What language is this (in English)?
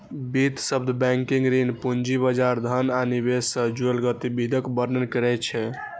Maithili